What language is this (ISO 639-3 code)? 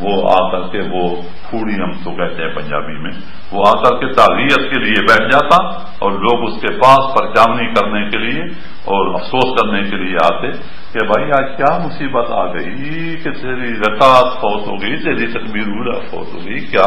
ara